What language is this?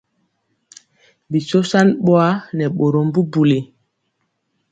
Mpiemo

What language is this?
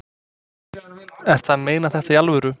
Icelandic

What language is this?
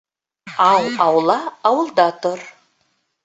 Bashkir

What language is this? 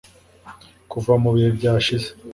Kinyarwanda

